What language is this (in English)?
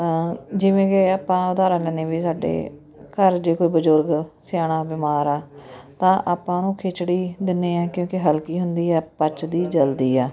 Punjabi